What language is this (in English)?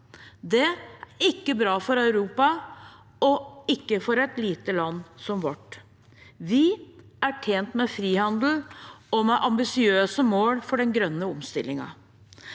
Norwegian